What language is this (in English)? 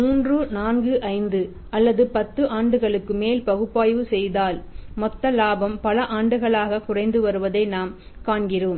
Tamil